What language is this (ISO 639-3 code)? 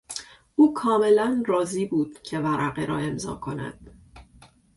fas